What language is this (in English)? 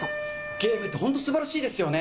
Japanese